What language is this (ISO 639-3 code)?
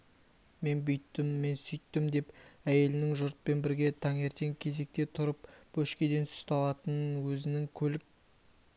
kaz